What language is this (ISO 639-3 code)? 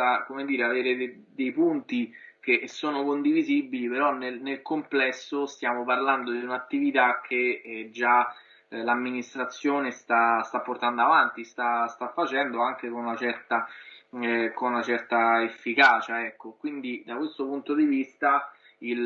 ita